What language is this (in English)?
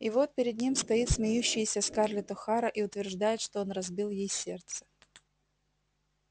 Russian